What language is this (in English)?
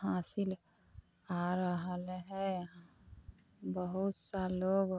Maithili